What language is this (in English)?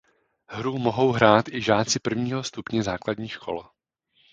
Czech